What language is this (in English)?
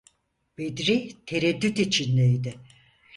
Turkish